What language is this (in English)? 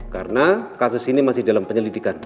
Indonesian